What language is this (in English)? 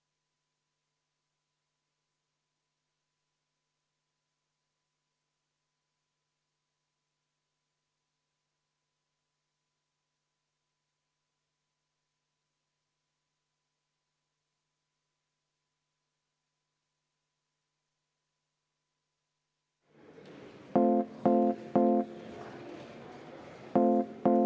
Estonian